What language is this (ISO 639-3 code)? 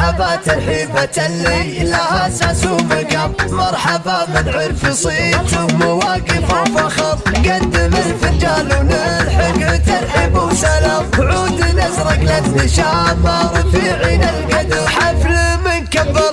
ara